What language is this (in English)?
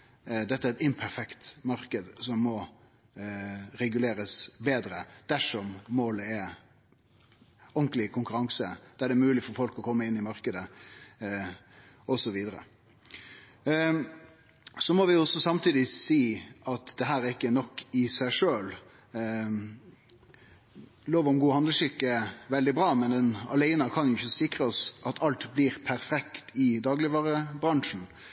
Norwegian Nynorsk